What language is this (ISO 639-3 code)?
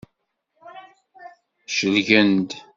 kab